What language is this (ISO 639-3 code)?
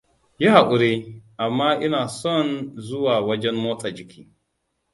hau